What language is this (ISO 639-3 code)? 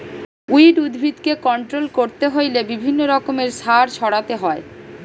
ben